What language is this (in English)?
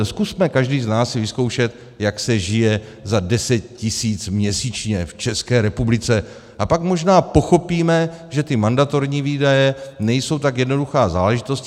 Czech